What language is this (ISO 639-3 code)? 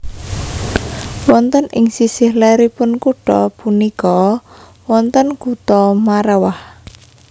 jav